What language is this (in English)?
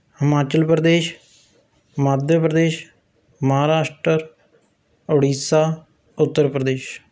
Punjabi